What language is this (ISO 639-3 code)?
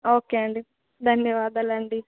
tel